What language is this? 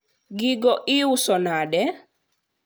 Luo (Kenya and Tanzania)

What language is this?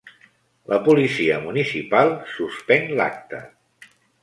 Catalan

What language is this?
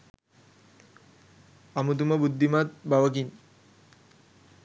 Sinhala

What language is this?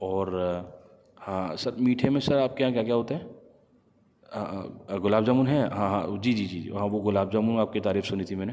Urdu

